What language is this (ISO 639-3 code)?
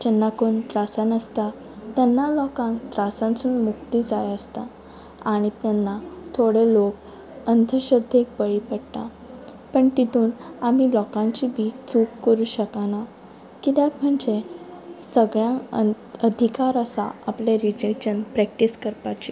kok